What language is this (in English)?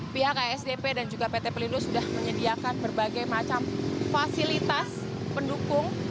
Indonesian